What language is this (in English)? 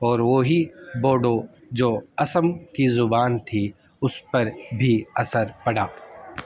Urdu